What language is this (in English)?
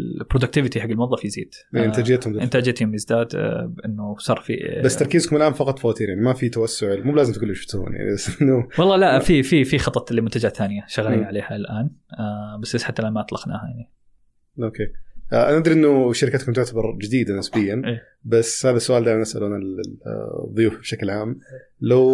Arabic